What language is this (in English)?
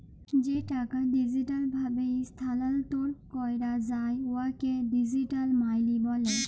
Bangla